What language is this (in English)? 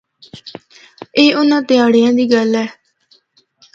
Northern Hindko